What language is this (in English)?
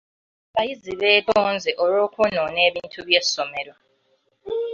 Ganda